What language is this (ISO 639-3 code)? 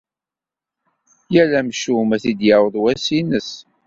kab